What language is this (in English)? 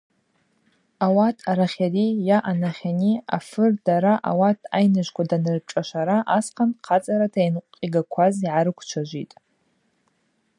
Abaza